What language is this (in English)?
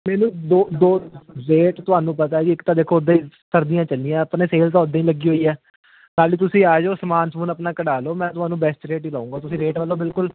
Punjabi